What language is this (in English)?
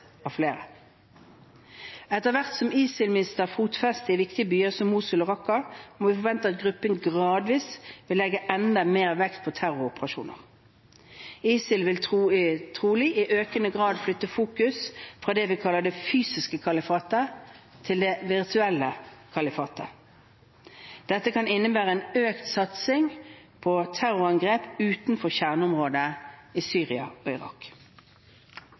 Norwegian Bokmål